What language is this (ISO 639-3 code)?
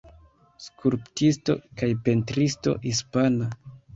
epo